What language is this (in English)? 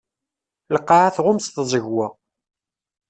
Kabyle